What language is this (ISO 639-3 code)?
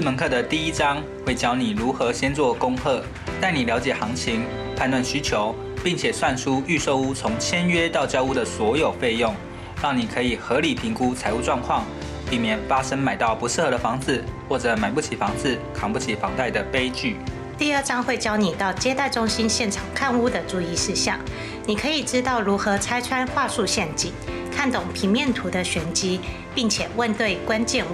zho